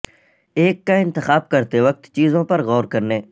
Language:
Urdu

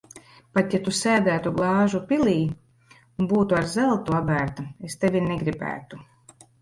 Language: Latvian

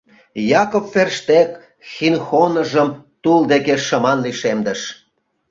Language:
Mari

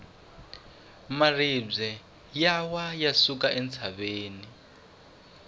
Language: Tsonga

